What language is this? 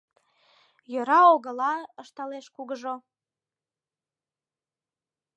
Mari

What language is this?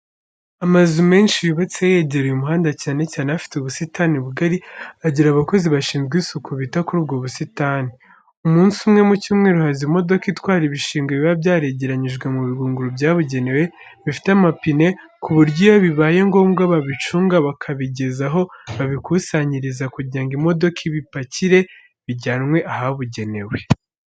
Kinyarwanda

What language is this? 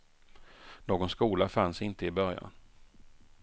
Swedish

